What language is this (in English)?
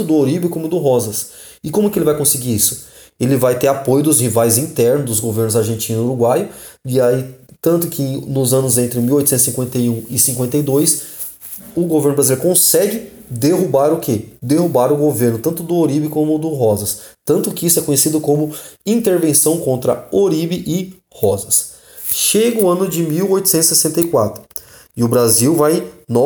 Portuguese